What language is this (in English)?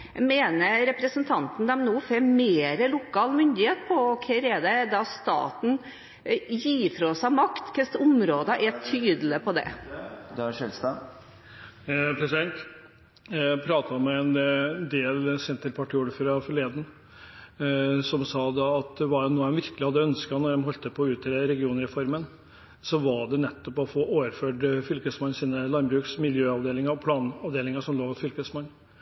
Norwegian